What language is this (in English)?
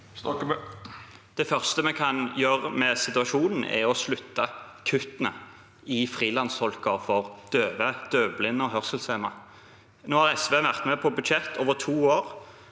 Norwegian